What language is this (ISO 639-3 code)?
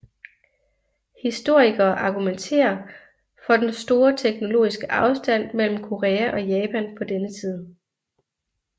dan